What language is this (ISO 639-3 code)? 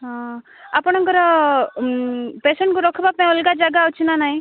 ori